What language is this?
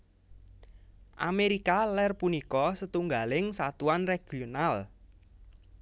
Javanese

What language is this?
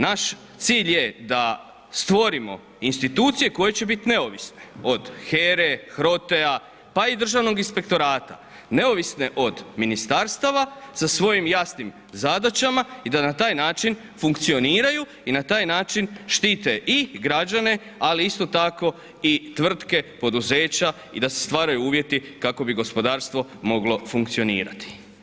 Croatian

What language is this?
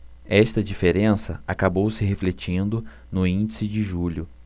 Portuguese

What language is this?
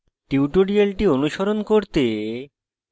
Bangla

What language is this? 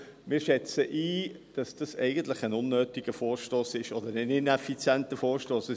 Swiss German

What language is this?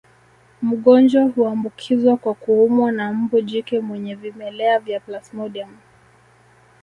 Swahili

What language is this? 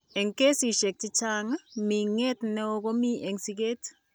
Kalenjin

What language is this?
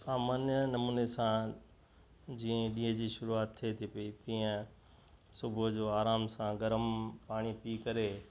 Sindhi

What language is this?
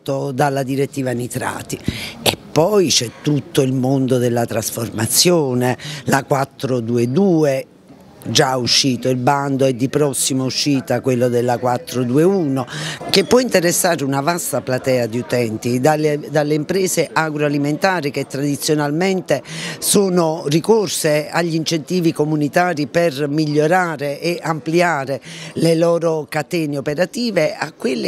Italian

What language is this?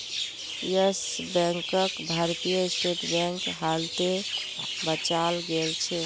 Magahi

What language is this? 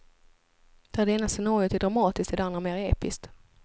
Swedish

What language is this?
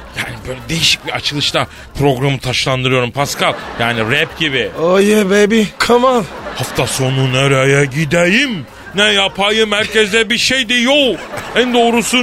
Turkish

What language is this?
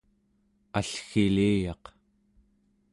Central Yupik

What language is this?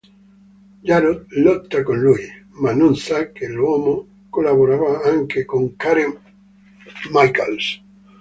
Italian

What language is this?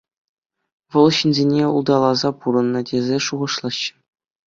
Chuvash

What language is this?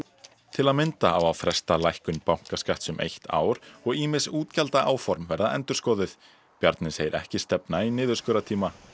Icelandic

